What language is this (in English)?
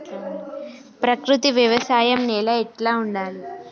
Telugu